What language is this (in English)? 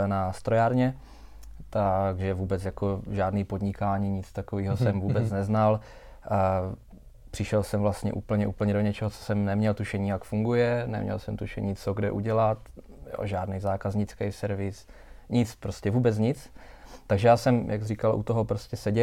Czech